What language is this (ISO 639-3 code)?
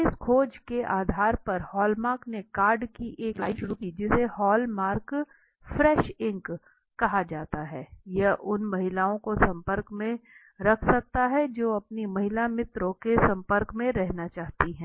hin